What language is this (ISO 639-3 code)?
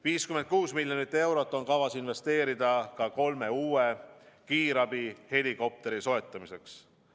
est